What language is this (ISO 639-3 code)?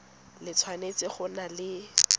tsn